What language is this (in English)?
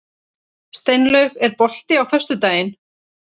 Icelandic